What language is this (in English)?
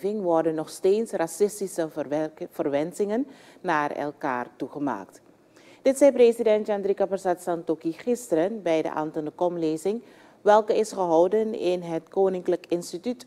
Dutch